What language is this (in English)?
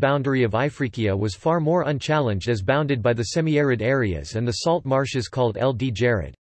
English